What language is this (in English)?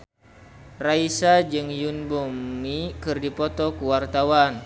Sundanese